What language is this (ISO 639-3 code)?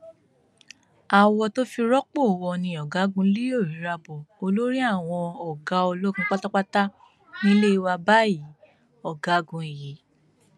yor